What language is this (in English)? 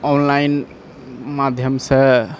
Maithili